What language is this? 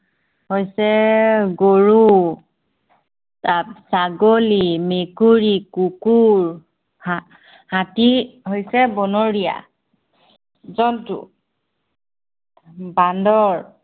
Assamese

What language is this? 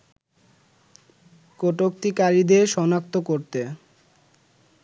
Bangla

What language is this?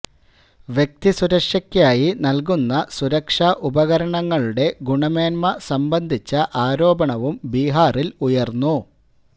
Malayalam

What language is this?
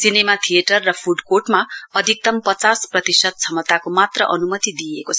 Nepali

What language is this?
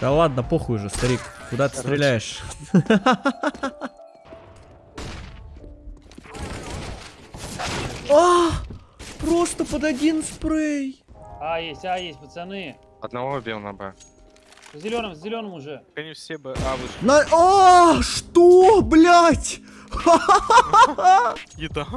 Russian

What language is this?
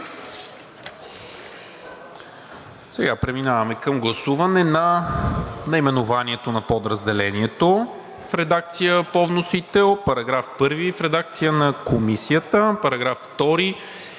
Bulgarian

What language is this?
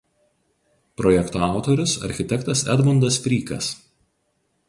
Lithuanian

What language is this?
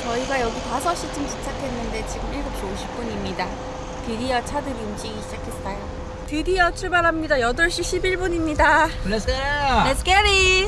Korean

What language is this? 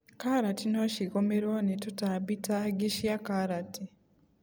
Kikuyu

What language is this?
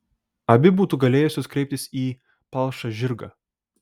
Lithuanian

